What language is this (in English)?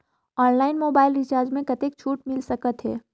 Chhattisgarhi